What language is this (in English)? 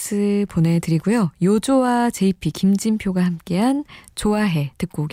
Korean